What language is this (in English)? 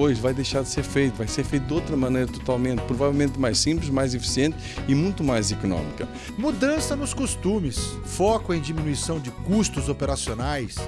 Portuguese